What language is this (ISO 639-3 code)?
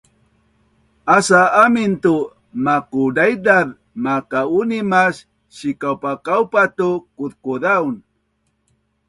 bnn